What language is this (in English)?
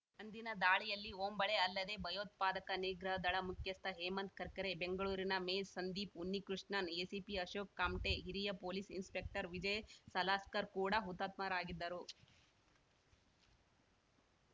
Kannada